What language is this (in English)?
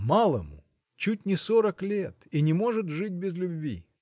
Russian